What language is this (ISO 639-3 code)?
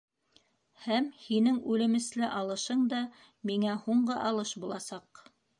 bak